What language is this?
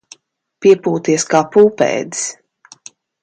Latvian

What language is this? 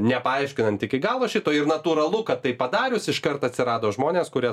Lithuanian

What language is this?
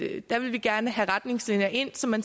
Danish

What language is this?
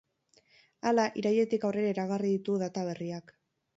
Basque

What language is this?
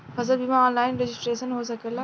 Bhojpuri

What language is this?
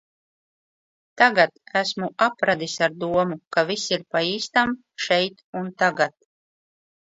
Latvian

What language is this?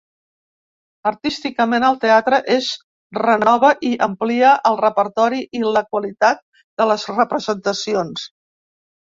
Catalan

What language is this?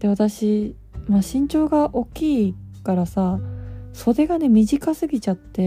Japanese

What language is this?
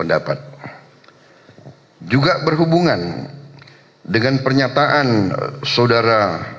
Indonesian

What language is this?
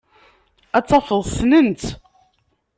Kabyle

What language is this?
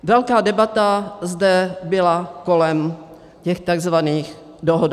Czech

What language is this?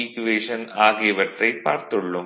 Tamil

